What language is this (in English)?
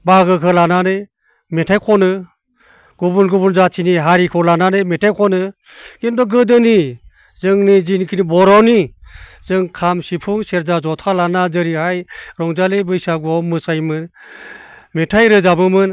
Bodo